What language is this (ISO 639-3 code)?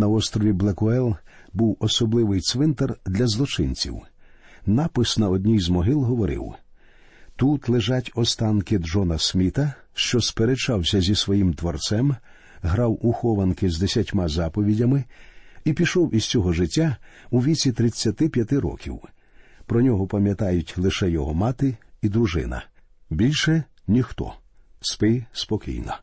ukr